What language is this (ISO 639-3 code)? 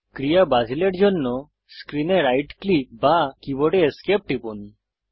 ben